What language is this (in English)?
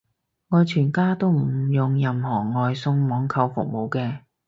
Cantonese